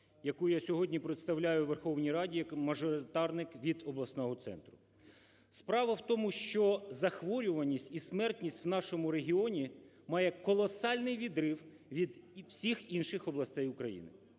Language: Ukrainian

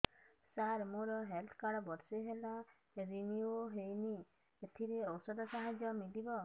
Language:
Odia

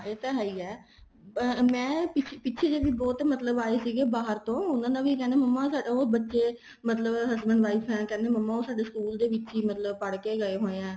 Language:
Punjabi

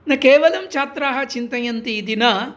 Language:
Sanskrit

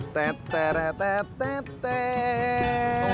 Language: Indonesian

